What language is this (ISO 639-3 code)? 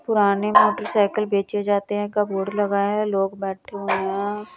hin